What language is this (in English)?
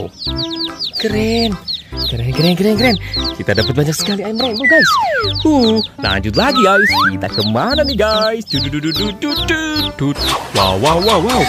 Indonesian